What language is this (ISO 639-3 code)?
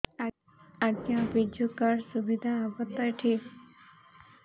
ori